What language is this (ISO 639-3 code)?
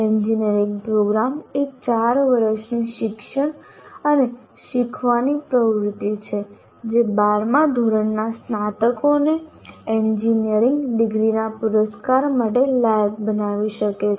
guj